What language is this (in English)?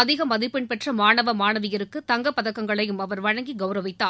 Tamil